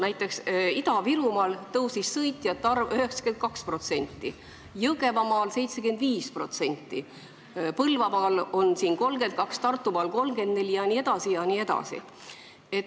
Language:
Estonian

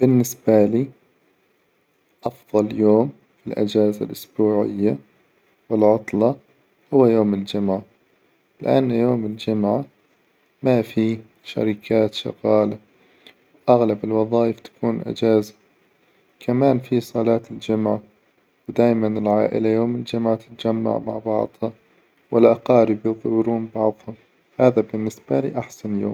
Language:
Hijazi Arabic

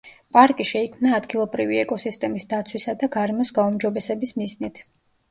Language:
Georgian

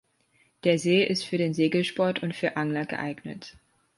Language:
German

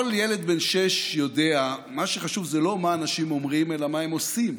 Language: Hebrew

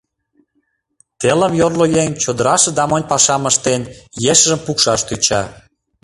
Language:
Mari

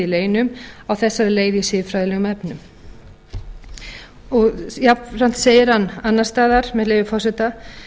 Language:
Icelandic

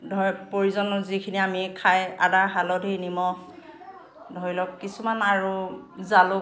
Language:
Assamese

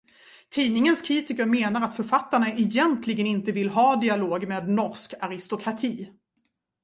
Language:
Swedish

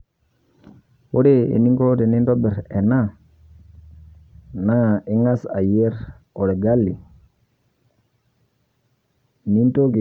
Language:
Masai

